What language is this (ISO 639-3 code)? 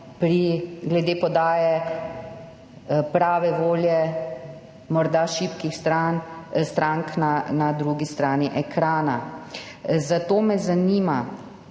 slv